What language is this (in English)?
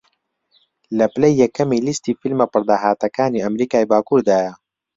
Central Kurdish